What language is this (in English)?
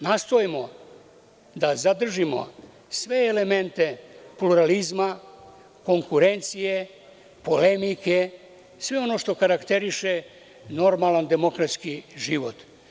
Serbian